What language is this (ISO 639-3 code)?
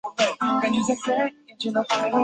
zho